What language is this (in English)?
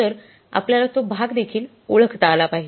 Marathi